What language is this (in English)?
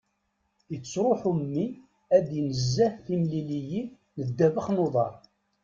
Kabyle